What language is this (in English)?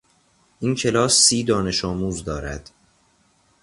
Persian